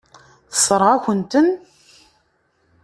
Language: Kabyle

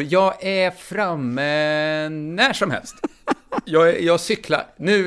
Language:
Swedish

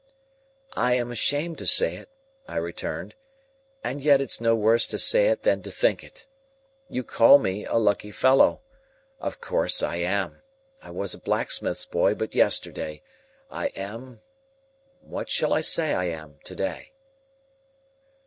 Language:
English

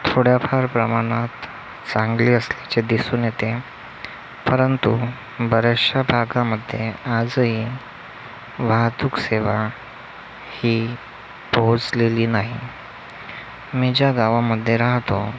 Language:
Marathi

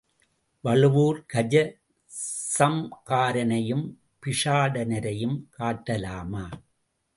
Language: Tamil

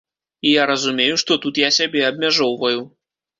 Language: Belarusian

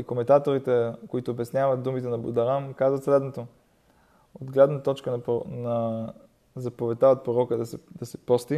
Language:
Bulgarian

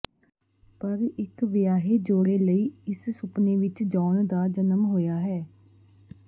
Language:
Punjabi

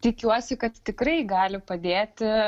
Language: Lithuanian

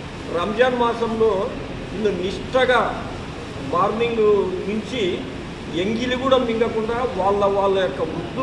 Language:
Telugu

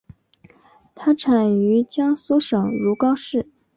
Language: Chinese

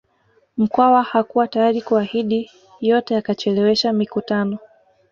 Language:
Swahili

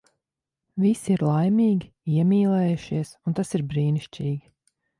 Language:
Latvian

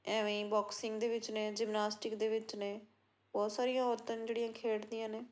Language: Punjabi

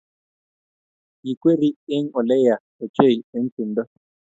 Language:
Kalenjin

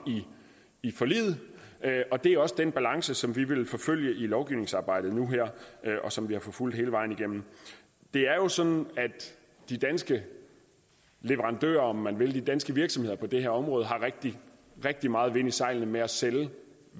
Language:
Danish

